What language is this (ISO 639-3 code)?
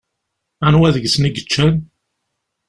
kab